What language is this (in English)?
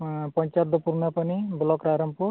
Santali